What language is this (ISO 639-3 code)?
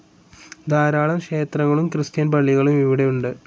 mal